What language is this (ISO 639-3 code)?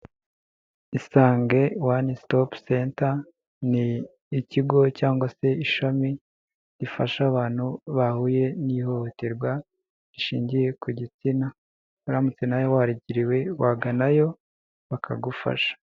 kin